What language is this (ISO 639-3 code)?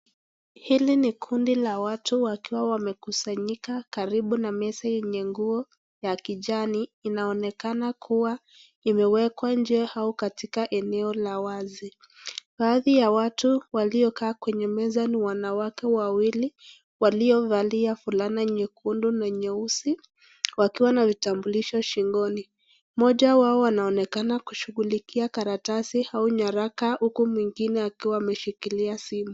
swa